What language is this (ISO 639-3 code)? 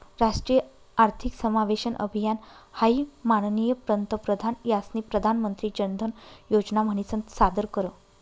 mar